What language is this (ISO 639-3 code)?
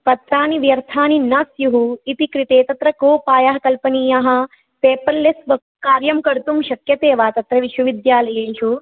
san